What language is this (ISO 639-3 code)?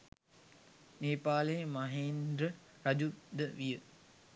sin